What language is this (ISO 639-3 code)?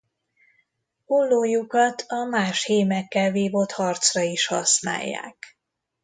hun